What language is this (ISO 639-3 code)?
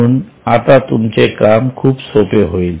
mar